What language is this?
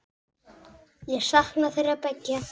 Icelandic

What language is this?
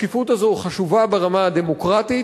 Hebrew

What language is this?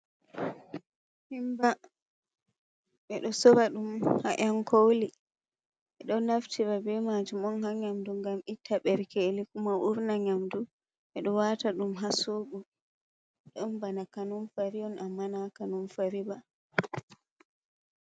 Fula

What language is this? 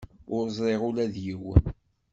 Kabyle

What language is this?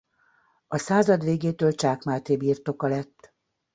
Hungarian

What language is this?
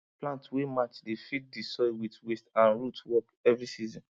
Nigerian Pidgin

